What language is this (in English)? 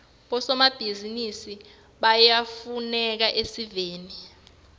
Swati